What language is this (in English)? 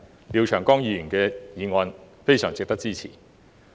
Cantonese